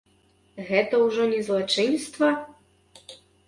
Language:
Belarusian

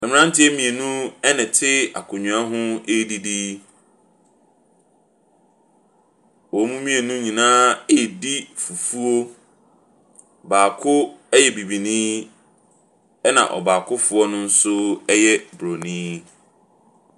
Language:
Akan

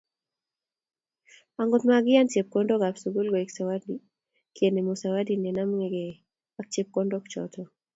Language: Kalenjin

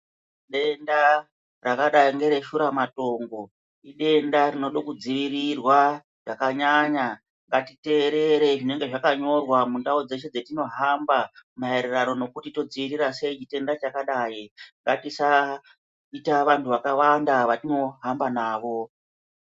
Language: Ndau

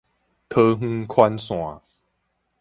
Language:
Min Nan Chinese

